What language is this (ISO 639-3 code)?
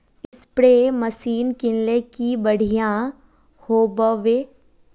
mag